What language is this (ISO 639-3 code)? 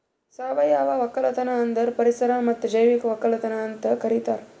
kan